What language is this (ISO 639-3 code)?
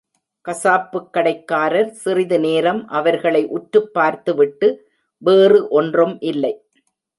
tam